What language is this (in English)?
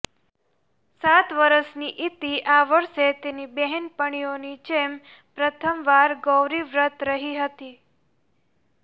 Gujarati